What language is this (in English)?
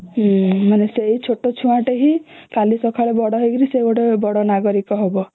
Odia